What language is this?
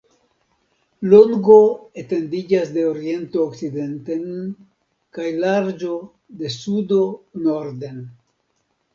Esperanto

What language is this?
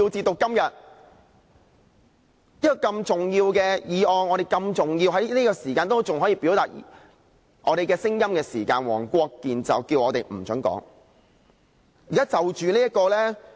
Cantonese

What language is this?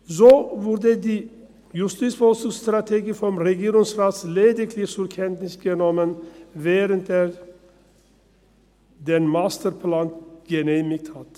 Swiss German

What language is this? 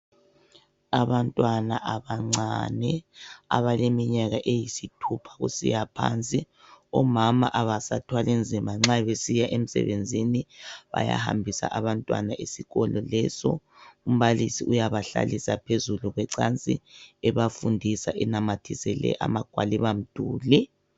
North Ndebele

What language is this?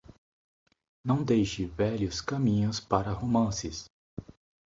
Portuguese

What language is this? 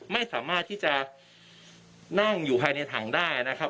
Thai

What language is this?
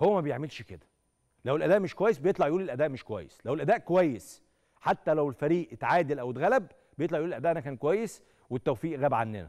Arabic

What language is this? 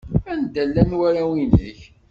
Kabyle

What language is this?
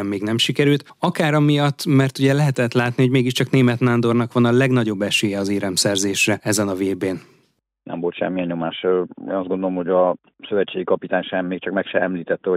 Hungarian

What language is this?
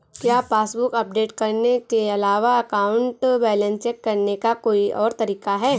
Hindi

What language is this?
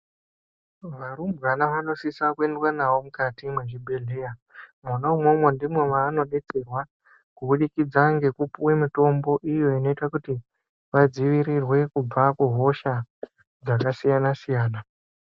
Ndau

